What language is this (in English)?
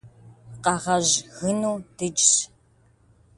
Kabardian